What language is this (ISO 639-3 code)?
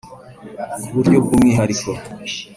kin